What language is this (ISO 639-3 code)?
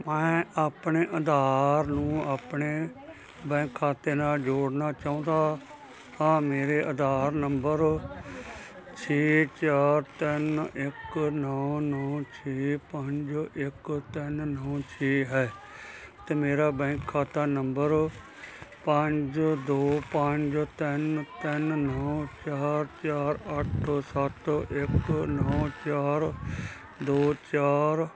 pan